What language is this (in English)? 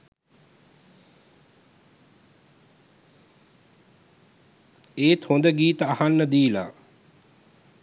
Sinhala